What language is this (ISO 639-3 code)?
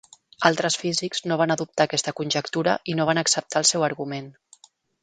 cat